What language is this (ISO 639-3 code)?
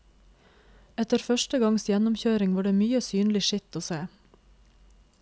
nor